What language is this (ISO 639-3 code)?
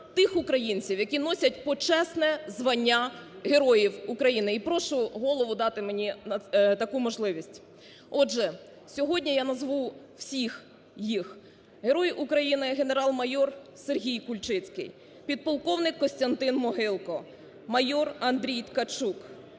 ukr